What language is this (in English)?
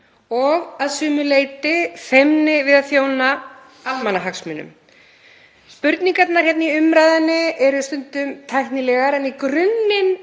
Icelandic